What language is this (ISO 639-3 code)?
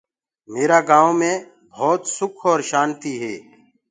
ggg